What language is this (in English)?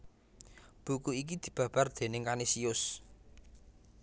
Javanese